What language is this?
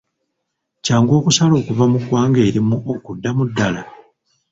Ganda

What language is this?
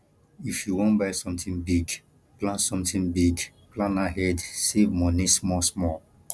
Nigerian Pidgin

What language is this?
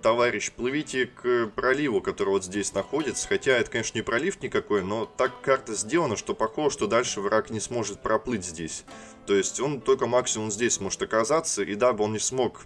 Russian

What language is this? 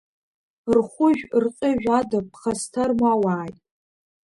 Abkhazian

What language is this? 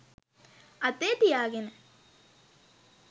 Sinhala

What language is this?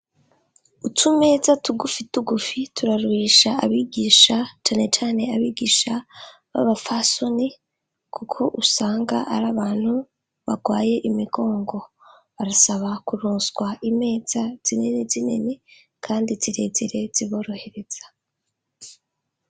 Rundi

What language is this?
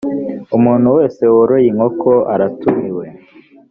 Kinyarwanda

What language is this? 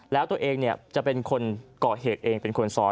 Thai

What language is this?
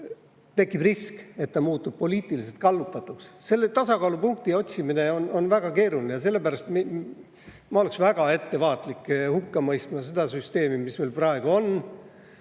Estonian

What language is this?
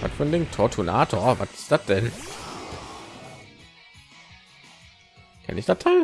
German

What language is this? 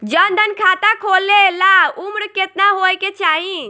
Bhojpuri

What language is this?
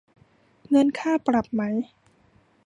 Thai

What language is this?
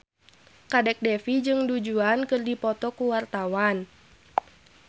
Sundanese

